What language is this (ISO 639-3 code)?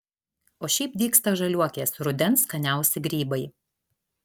lit